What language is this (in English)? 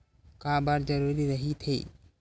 Chhattisgarhi